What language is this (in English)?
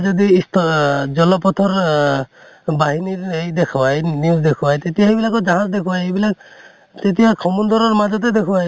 Assamese